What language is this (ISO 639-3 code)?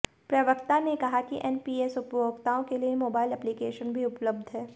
hin